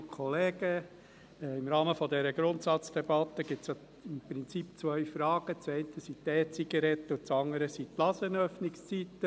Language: Swiss German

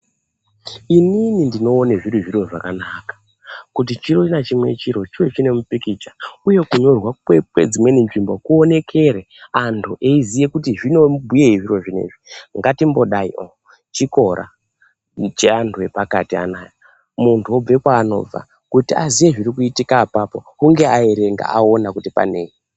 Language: Ndau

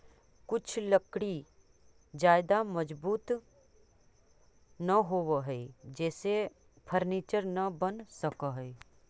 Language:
Magahi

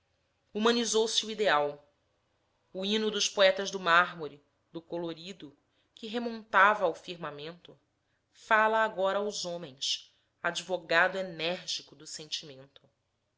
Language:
Portuguese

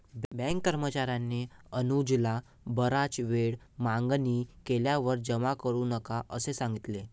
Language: Marathi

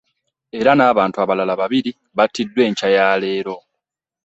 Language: Ganda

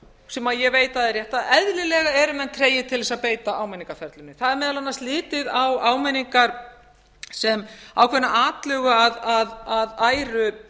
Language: Icelandic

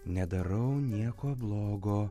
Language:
Lithuanian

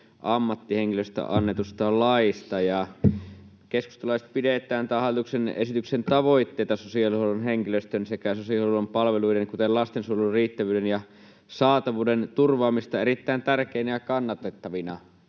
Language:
Finnish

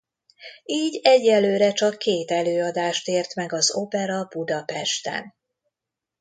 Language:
Hungarian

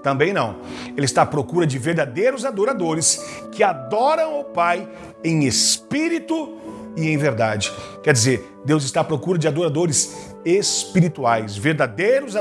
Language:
Portuguese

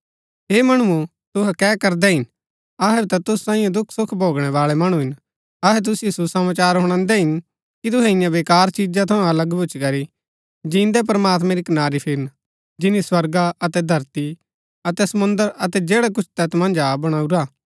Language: Gaddi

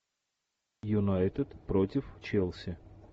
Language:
Russian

